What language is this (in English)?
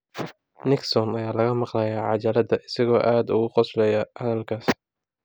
Somali